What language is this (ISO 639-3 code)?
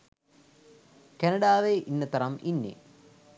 sin